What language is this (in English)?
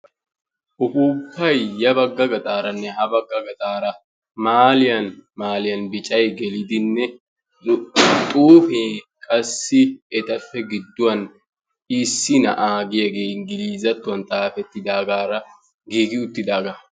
Wolaytta